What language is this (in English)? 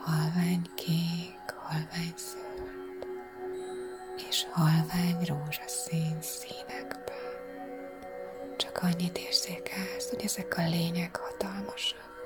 Hungarian